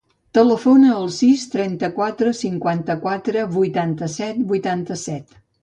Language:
Catalan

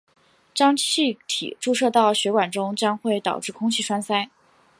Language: Chinese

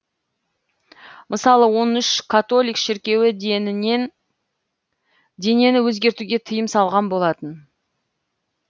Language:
Kazakh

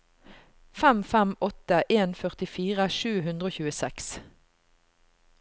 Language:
Norwegian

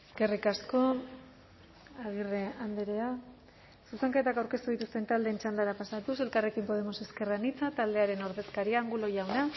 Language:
Basque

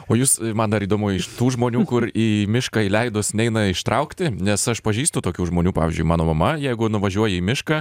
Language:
Lithuanian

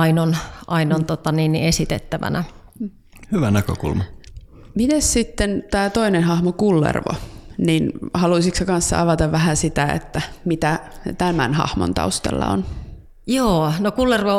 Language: Finnish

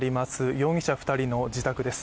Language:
Japanese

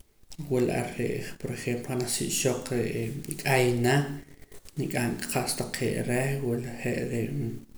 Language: Poqomam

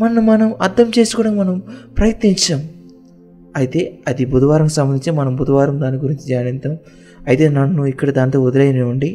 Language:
Telugu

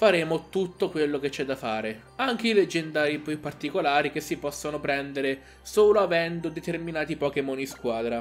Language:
Italian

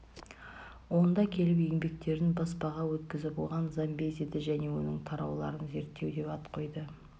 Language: Kazakh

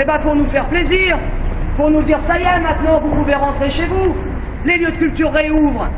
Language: French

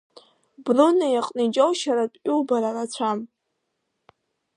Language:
Abkhazian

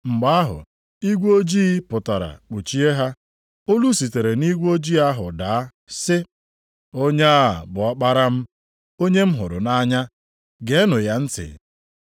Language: Igbo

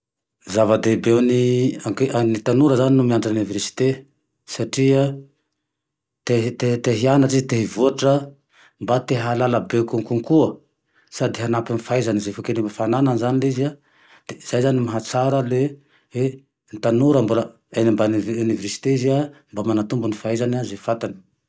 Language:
Tandroy-Mahafaly Malagasy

